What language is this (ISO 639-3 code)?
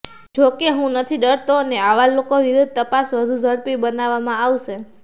guj